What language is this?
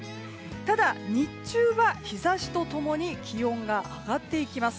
Japanese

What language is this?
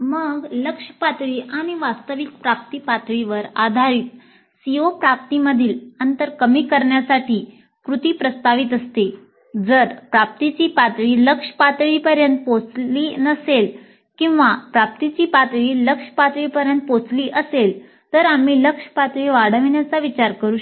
Marathi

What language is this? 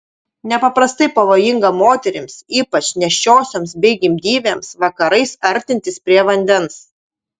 Lithuanian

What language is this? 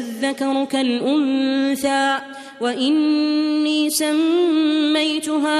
Arabic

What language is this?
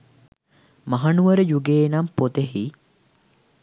Sinhala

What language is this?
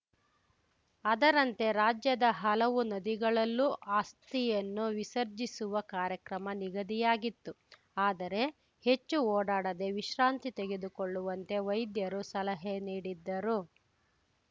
Kannada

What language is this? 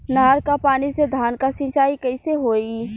Bhojpuri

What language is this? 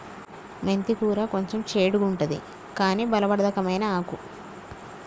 Telugu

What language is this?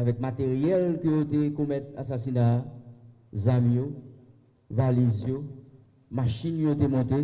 French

